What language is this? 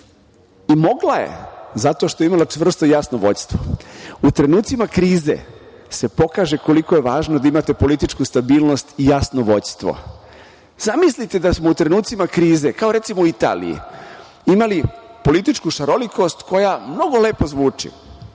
Serbian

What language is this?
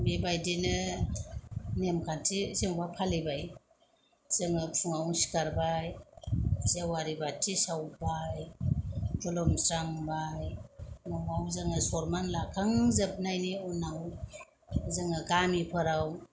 Bodo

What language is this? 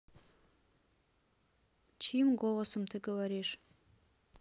Russian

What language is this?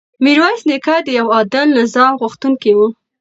Pashto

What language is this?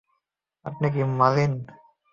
Bangla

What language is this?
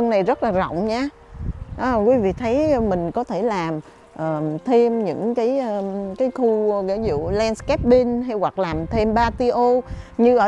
Vietnamese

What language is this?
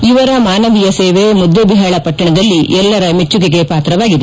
Kannada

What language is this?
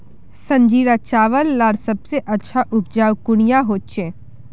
Magahi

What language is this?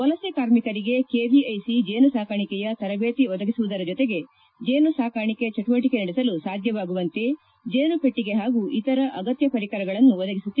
Kannada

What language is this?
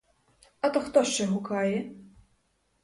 Ukrainian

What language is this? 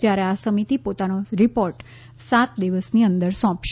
Gujarati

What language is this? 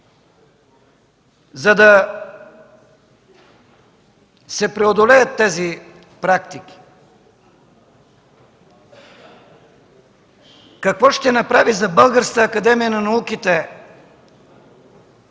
Bulgarian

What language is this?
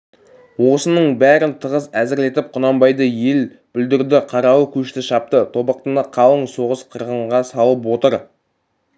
Kazakh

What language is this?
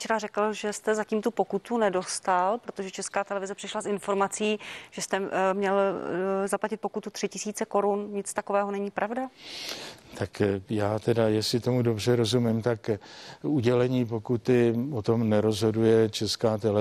Czech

